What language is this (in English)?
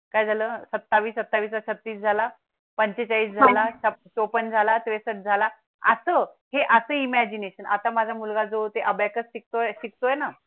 Marathi